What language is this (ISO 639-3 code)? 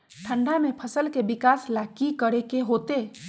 mag